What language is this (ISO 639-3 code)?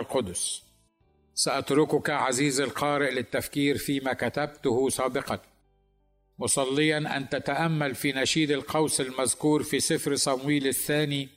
ara